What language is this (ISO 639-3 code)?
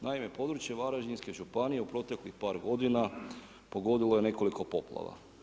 hrv